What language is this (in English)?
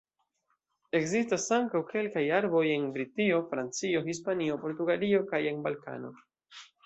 Esperanto